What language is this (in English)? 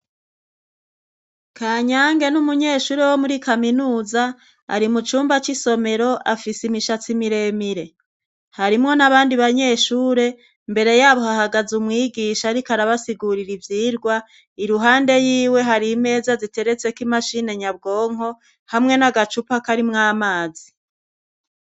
Rundi